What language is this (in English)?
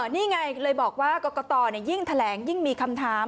Thai